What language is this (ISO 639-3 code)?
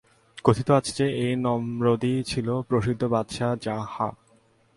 ben